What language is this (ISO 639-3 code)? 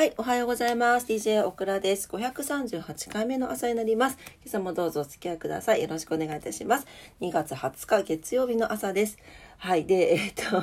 jpn